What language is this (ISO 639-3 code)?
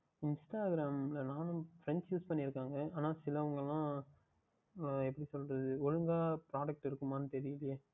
tam